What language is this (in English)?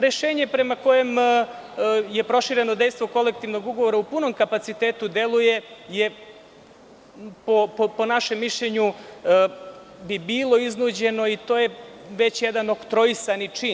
Serbian